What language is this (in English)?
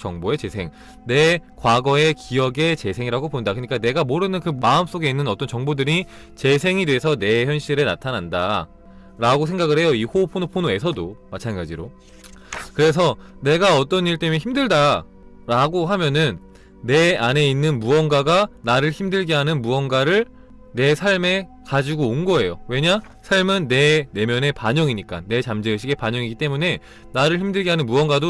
Korean